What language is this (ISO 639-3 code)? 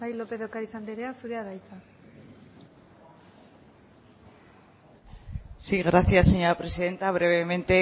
eus